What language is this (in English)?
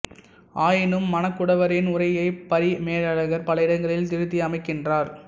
Tamil